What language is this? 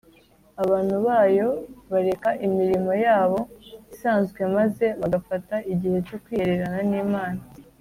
Kinyarwanda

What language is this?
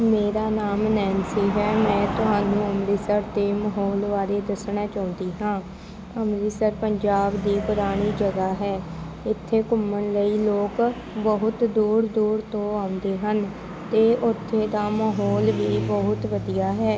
Punjabi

